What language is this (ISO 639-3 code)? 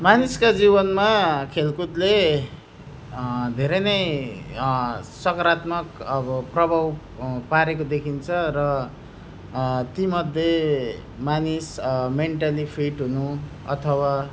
nep